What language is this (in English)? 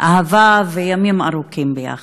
Hebrew